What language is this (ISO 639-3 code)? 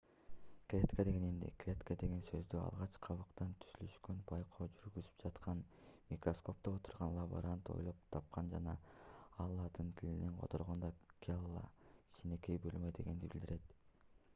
kir